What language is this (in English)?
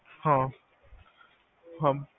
Punjabi